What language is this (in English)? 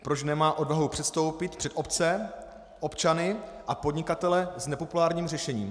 Czech